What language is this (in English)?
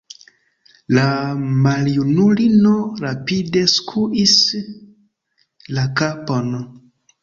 Esperanto